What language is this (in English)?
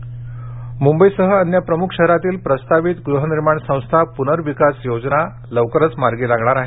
Marathi